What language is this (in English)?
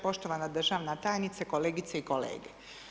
Croatian